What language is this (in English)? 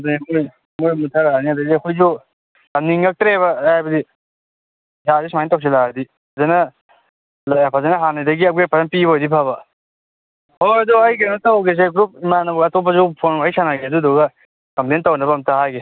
Manipuri